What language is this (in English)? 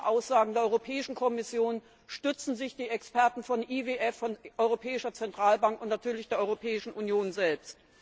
German